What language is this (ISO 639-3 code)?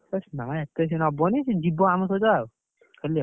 ori